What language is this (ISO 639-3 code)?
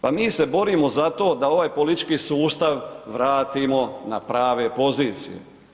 hrv